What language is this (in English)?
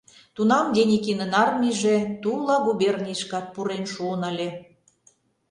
Mari